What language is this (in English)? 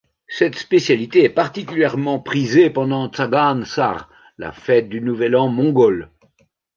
French